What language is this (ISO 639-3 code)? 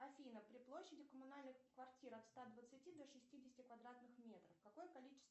rus